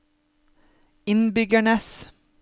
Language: Norwegian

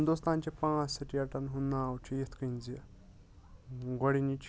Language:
Kashmiri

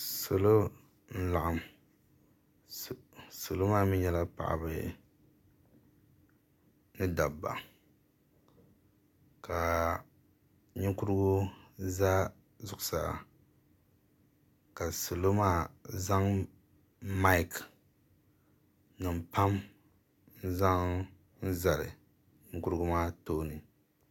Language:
Dagbani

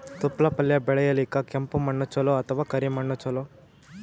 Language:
Kannada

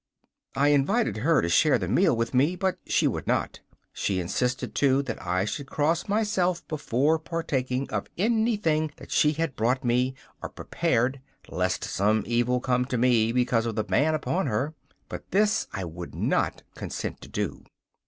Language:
English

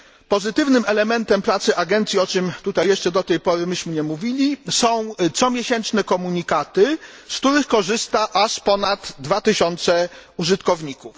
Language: Polish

